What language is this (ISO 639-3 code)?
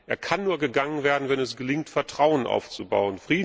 deu